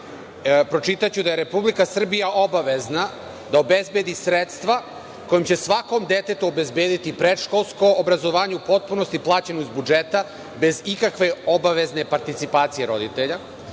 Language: Serbian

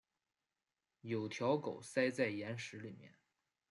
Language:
Chinese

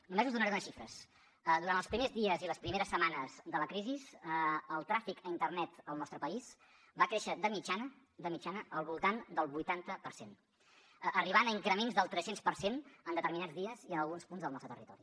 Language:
Catalan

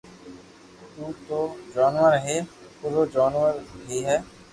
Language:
Loarki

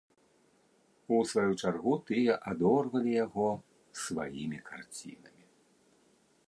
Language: Belarusian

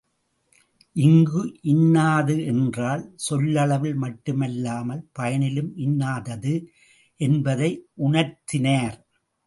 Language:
Tamil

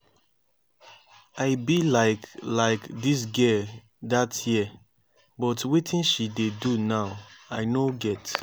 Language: Nigerian Pidgin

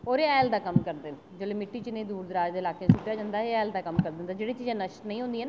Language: Dogri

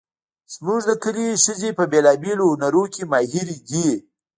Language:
Pashto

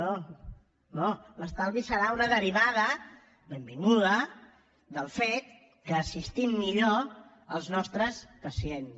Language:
Catalan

